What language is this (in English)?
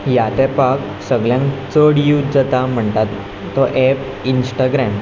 Konkani